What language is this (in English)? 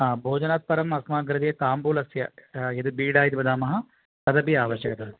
Sanskrit